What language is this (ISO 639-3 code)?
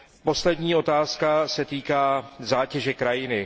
ces